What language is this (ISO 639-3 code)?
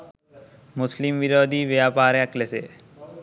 sin